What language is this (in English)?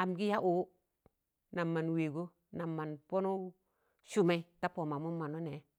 Tangale